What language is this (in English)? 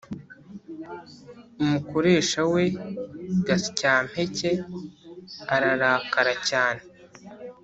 Kinyarwanda